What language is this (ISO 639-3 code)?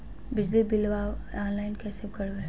mag